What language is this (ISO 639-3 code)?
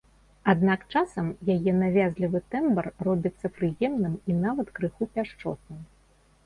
bel